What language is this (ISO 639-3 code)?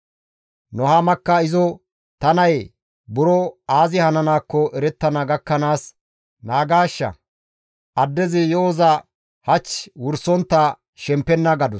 gmv